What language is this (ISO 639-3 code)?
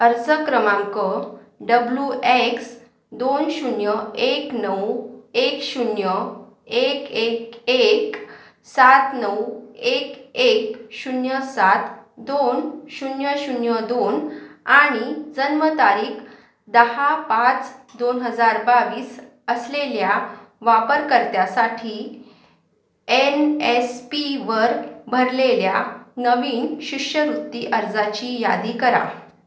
mar